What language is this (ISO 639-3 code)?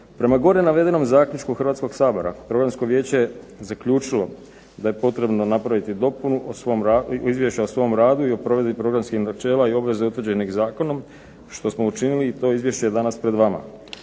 hrv